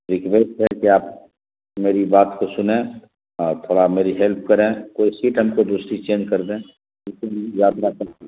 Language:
Urdu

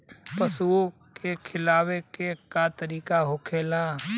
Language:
Bhojpuri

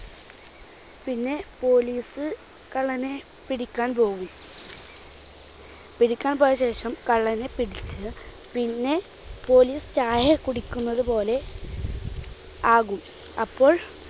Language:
Malayalam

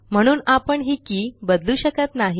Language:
Marathi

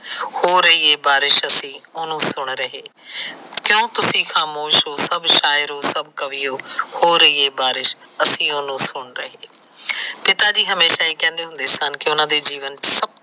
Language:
Punjabi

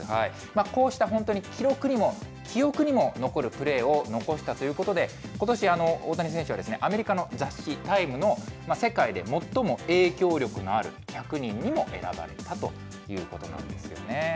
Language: Japanese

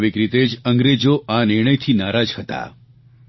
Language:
Gujarati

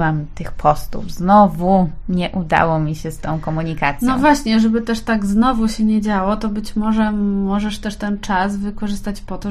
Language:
Polish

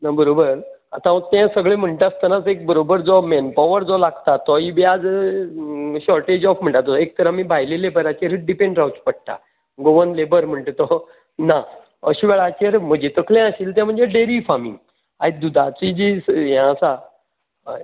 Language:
Konkani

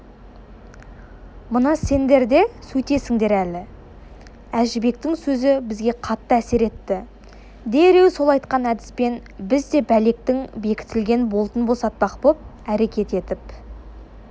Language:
Kazakh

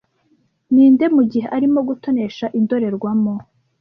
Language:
Kinyarwanda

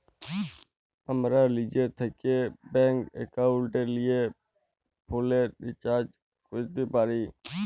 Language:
Bangla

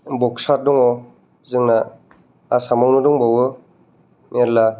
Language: Bodo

